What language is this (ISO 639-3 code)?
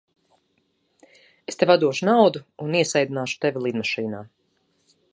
lav